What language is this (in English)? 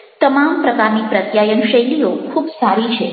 Gujarati